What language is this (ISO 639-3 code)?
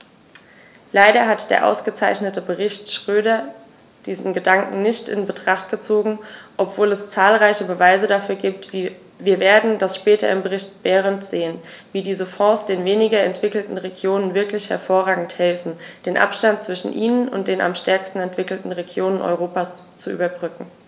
deu